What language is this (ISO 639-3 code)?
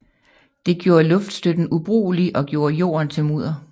dan